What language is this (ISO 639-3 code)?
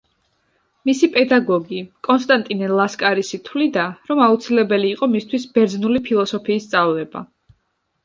kat